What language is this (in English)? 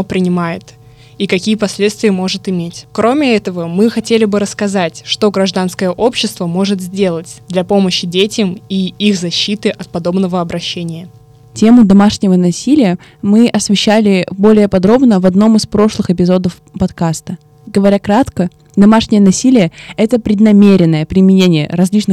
Russian